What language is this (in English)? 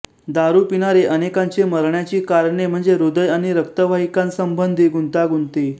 Marathi